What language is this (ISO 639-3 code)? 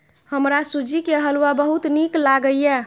mai